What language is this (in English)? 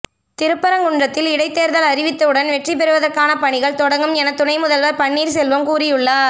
Tamil